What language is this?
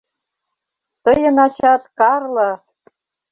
Mari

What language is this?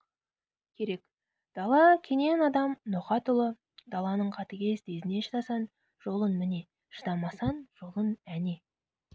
Kazakh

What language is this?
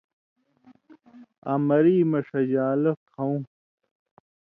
Indus Kohistani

